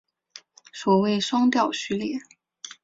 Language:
Chinese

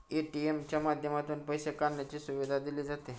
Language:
Marathi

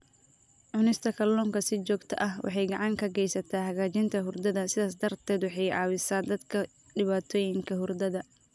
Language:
Somali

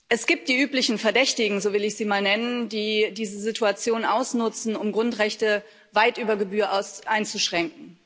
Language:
German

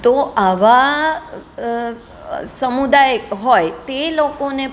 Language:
Gujarati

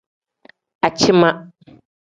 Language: Tem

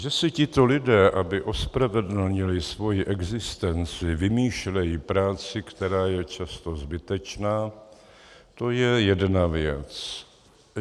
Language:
Czech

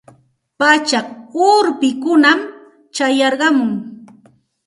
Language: Santa Ana de Tusi Pasco Quechua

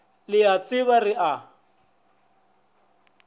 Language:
Northern Sotho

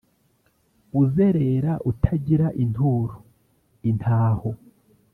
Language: Kinyarwanda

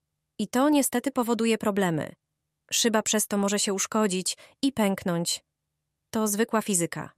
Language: Polish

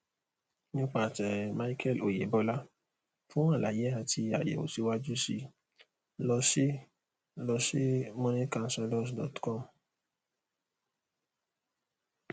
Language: Yoruba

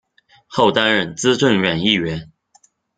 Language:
Chinese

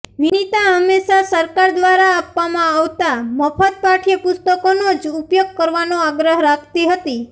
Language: Gujarati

